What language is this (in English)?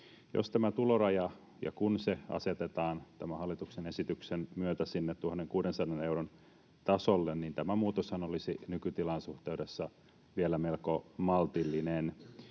Finnish